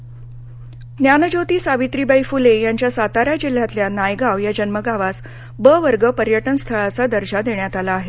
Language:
Marathi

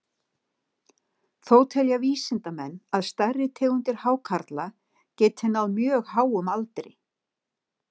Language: Icelandic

